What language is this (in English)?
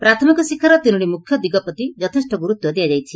Odia